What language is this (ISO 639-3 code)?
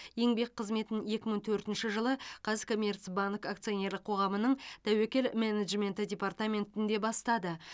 kaz